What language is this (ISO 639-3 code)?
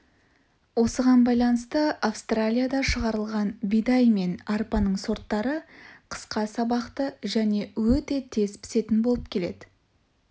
kaz